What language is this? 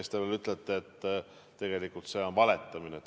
Estonian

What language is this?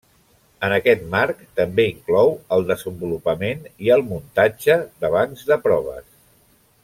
Catalan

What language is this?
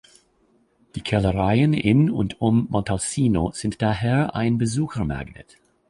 German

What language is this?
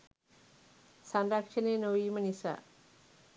Sinhala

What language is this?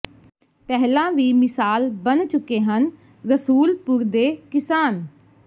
Punjabi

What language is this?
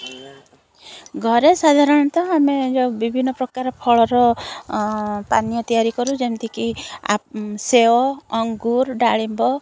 Odia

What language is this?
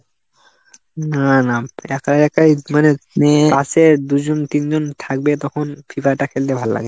Bangla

